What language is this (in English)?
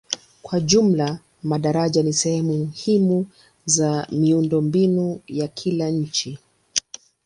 Swahili